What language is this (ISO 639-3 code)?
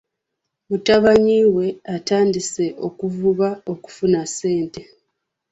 lug